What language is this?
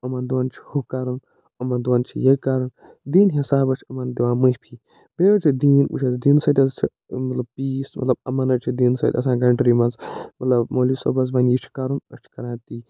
Kashmiri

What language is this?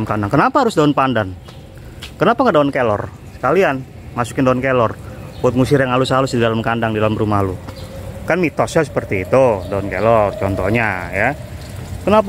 Indonesian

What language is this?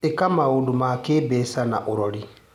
Kikuyu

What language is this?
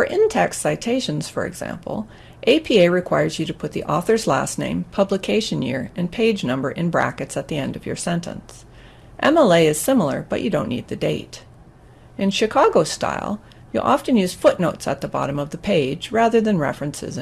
English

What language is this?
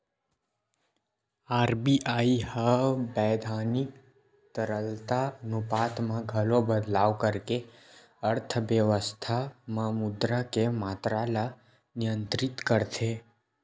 Chhattisgarhi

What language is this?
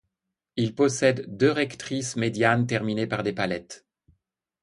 French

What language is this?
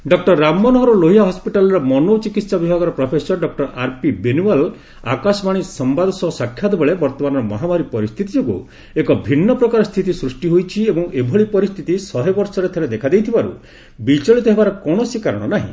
Odia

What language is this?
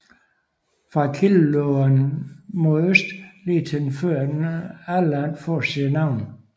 Danish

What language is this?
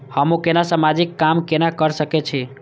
Maithili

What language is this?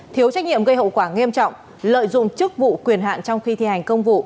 Vietnamese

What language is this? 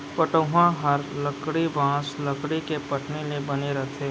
Chhattisgarhi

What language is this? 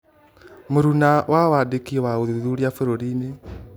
Kikuyu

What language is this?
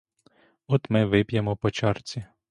Ukrainian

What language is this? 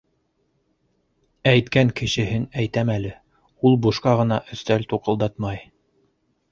Bashkir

